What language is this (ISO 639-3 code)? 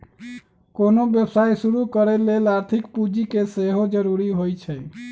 mag